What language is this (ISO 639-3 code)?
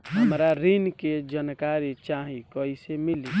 bho